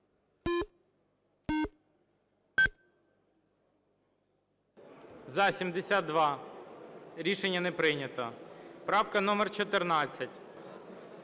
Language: Ukrainian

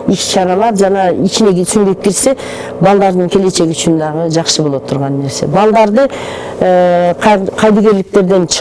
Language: Turkish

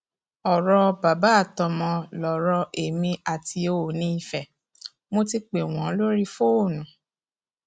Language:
Yoruba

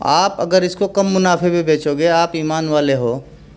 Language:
Urdu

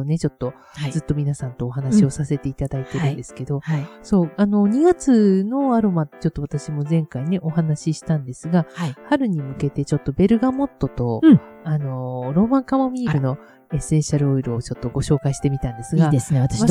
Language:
Japanese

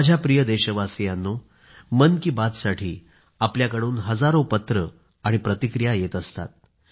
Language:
Marathi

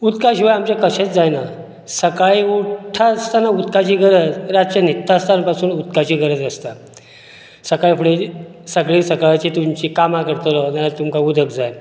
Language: Konkani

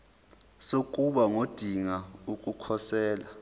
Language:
Zulu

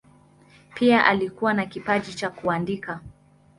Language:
Swahili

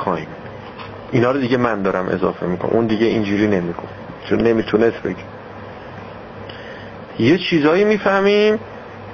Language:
Persian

